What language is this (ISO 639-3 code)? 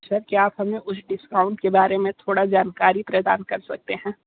hin